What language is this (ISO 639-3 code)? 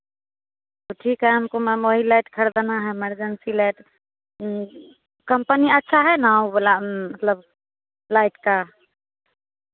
hin